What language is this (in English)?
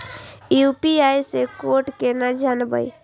Maithili